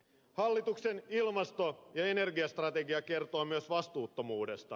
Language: Finnish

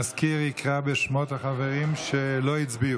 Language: Hebrew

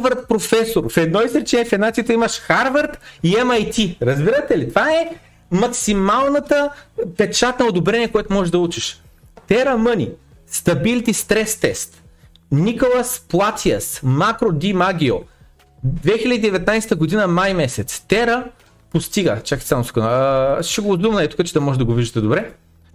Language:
Bulgarian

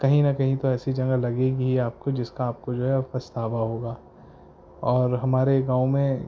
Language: Urdu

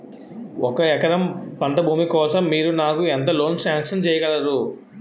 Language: Telugu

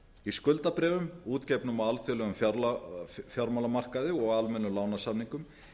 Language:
Icelandic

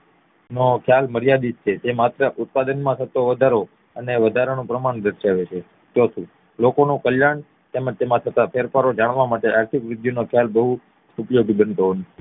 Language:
Gujarati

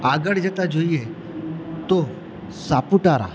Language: Gujarati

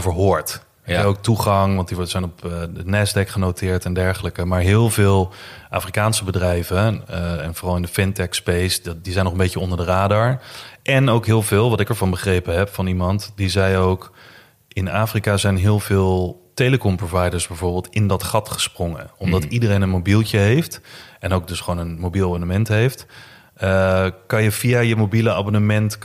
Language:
Dutch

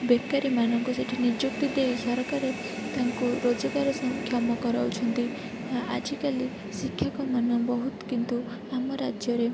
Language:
Odia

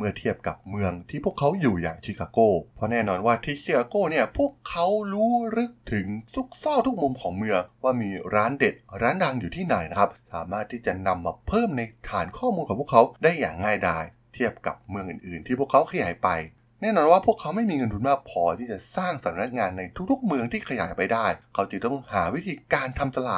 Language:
Thai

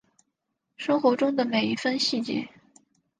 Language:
Chinese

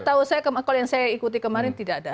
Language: Indonesian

